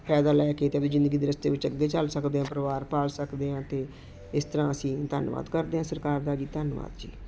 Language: Punjabi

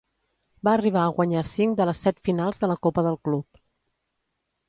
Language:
Catalan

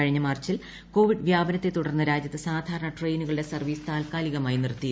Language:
Malayalam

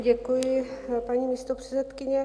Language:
Czech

